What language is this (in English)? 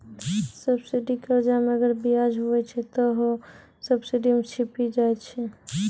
Maithili